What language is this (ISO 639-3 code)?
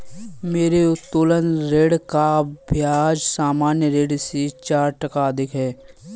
hin